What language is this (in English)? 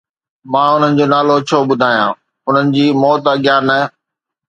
Sindhi